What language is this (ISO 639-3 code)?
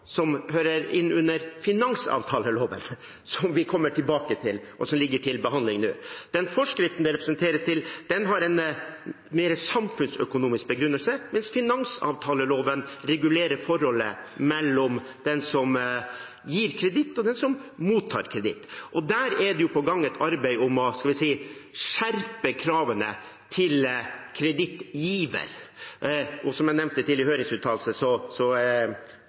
nob